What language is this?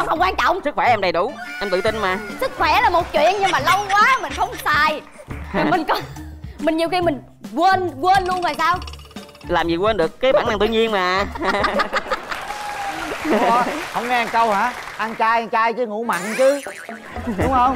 Vietnamese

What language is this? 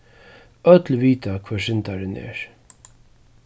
Faroese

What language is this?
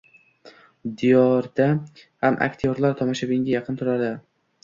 Uzbek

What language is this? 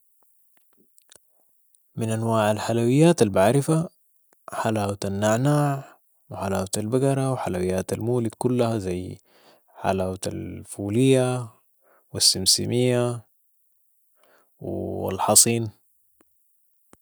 Sudanese Arabic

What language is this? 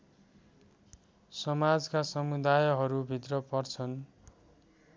Nepali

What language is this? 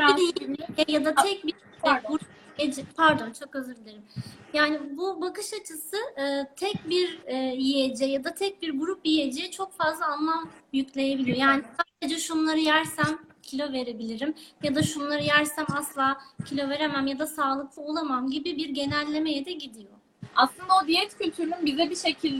Turkish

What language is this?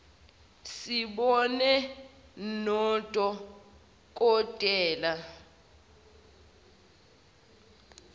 Zulu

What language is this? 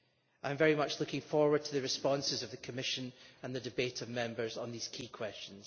English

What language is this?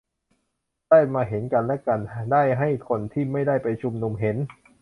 Thai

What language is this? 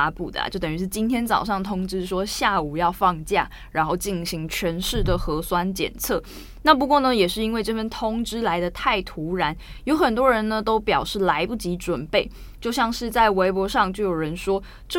Chinese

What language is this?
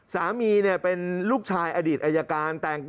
Thai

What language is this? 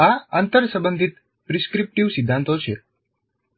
Gujarati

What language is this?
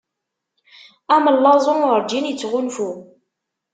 Kabyle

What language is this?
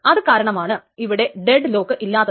Malayalam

